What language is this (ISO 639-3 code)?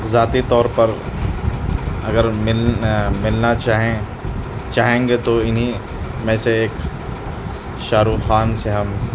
urd